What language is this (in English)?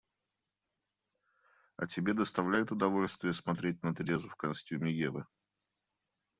Russian